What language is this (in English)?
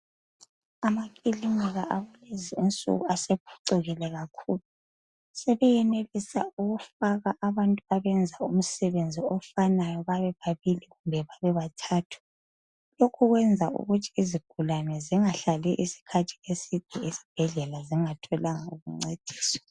North Ndebele